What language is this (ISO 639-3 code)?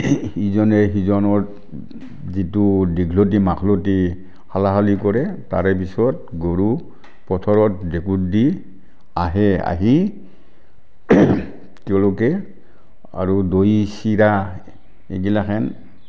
asm